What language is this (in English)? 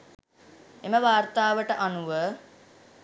Sinhala